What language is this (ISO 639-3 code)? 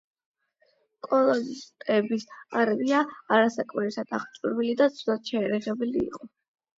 kat